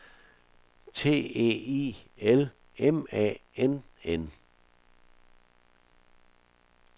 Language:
Danish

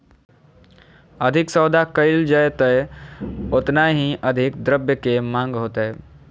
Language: Magahi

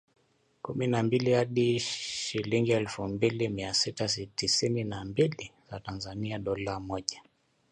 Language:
Swahili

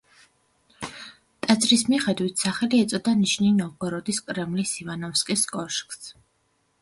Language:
Georgian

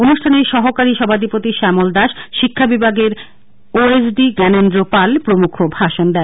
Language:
Bangla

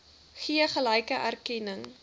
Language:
Afrikaans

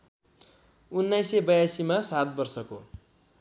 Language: Nepali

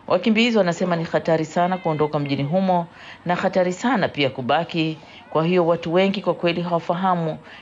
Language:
Swahili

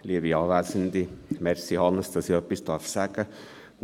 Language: Swiss German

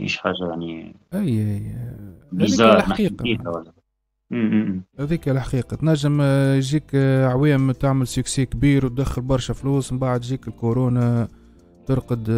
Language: Arabic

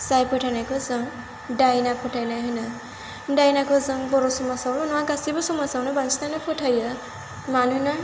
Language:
Bodo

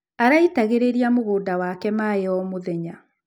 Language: Kikuyu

